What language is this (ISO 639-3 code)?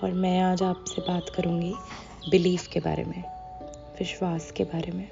hin